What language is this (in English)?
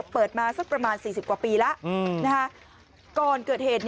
Thai